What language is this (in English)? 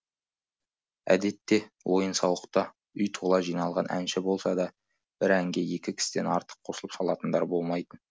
Kazakh